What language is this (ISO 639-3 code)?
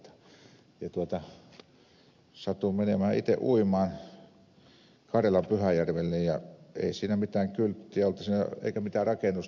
fin